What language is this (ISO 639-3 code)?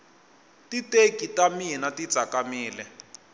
tso